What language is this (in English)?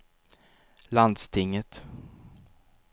Swedish